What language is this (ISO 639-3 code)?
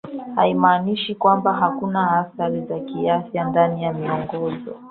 swa